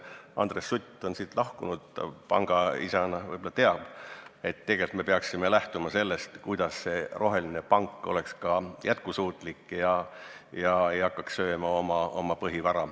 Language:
Estonian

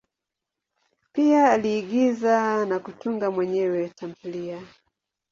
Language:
Swahili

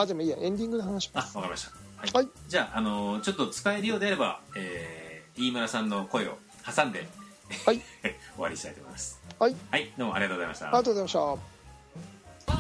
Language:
Japanese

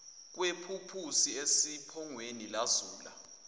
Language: Zulu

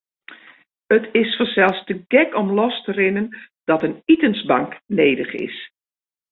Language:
Western Frisian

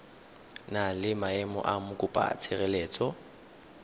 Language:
Tswana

